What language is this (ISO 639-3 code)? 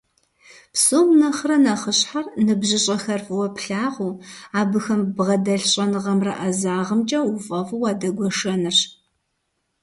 kbd